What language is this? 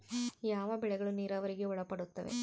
Kannada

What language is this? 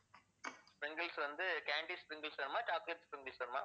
Tamil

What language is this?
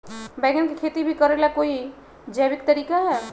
Magahi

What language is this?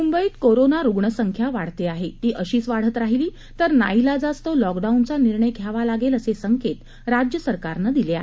Marathi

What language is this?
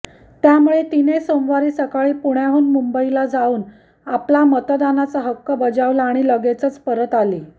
Marathi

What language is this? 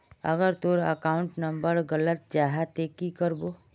Magahi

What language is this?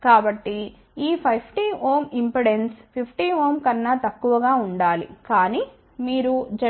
Telugu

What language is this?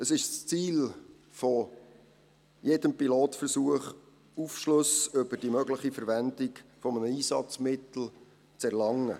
Swiss German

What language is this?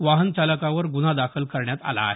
Marathi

